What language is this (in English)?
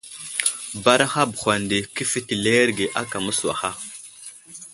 Wuzlam